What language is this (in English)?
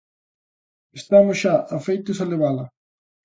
Galician